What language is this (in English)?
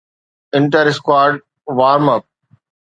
Sindhi